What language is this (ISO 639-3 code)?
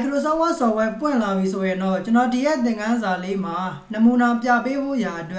tha